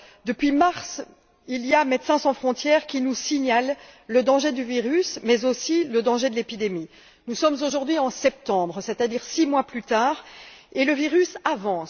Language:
French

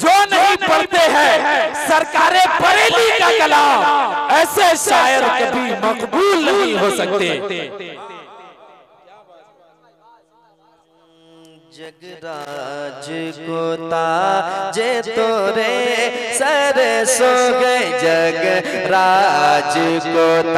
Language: Arabic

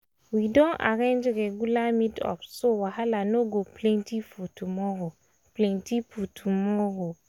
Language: Nigerian Pidgin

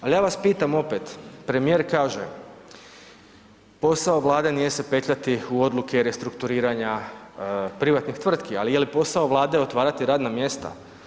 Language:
Croatian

